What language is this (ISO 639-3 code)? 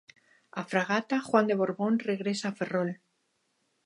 glg